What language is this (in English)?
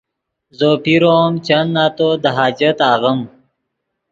Yidgha